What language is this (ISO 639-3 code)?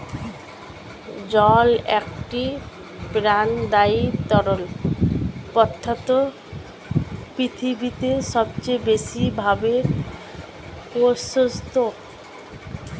ben